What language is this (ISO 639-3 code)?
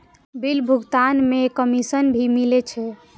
mai